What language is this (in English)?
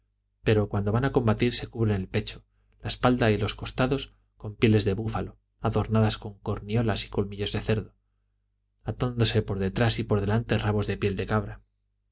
Spanish